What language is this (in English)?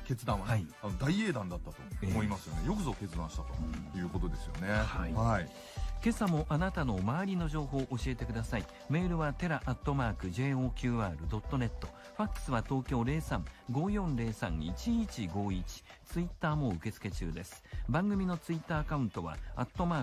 Japanese